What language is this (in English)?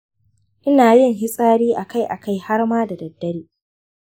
Hausa